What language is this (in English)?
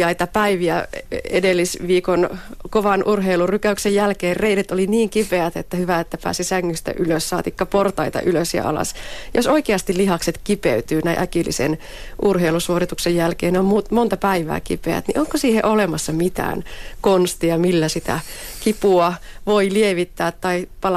Finnish